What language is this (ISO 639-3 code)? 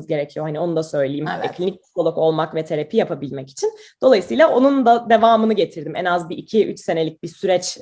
tur